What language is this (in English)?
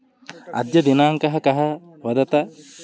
Sanskrit